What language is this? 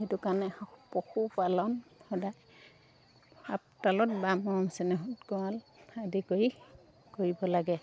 Assamese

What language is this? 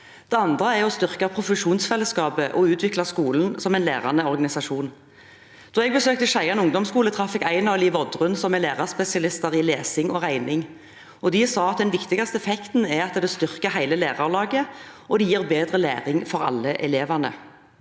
Norwegian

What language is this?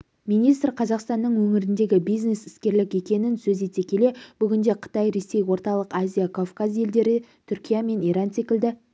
Kazakh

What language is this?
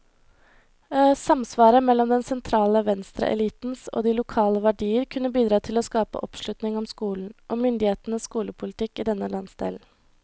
Norwegian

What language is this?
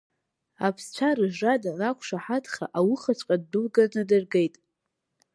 Abkhazian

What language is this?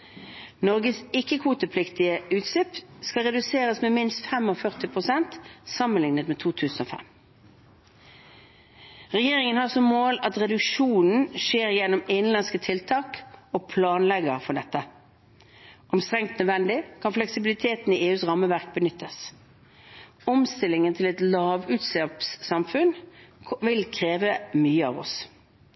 Norwegian Bokmål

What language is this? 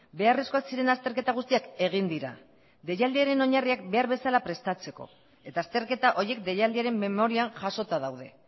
Basque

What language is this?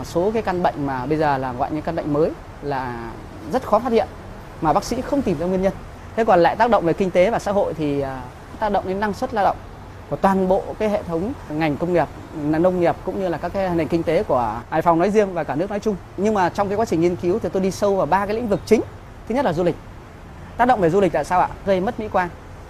Vietnamese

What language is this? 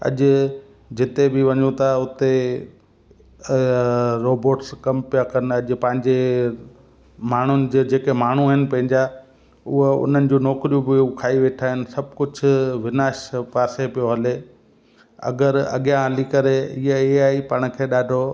Sindhi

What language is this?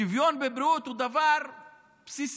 Hebrew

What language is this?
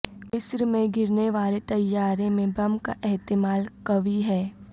Urdu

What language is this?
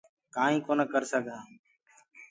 Gurgula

